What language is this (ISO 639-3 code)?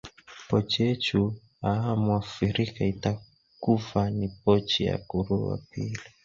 swa